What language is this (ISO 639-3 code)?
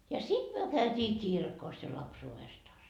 fin